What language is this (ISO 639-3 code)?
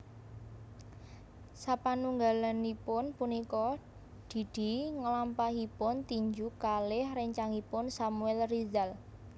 jav